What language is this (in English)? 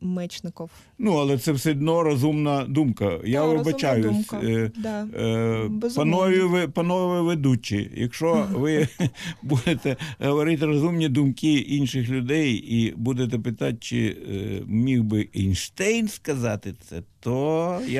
Ukrainian